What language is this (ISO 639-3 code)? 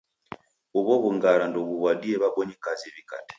dav